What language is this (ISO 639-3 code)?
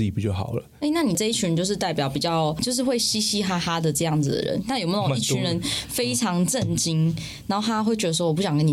zho